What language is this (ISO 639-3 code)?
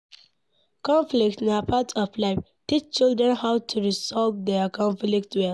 pcm